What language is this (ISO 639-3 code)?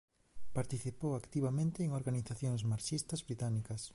glg